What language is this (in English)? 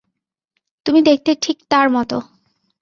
Bangla